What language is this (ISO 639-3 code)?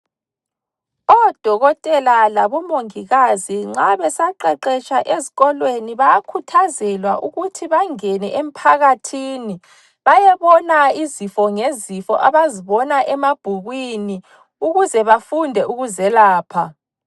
nde